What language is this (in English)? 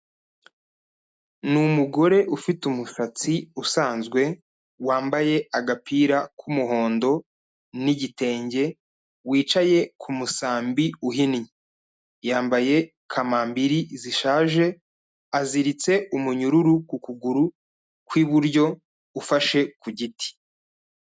Kinyarwanda